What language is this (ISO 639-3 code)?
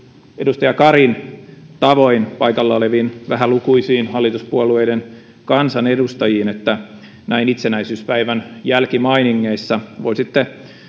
fin